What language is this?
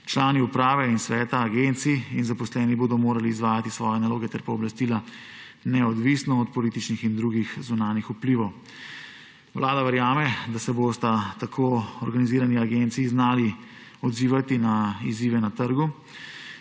Slovenian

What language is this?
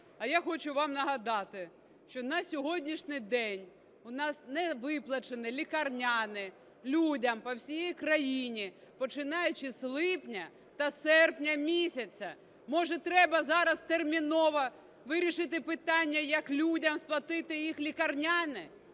Ukrainian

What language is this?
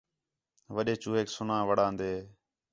Khetrani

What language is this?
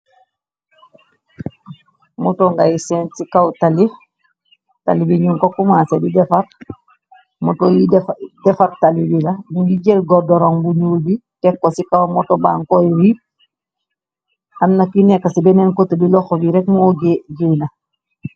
Wolof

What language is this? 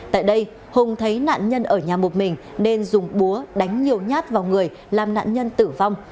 Vietnamese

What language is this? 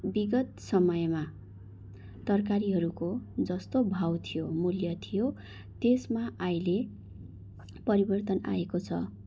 Nepali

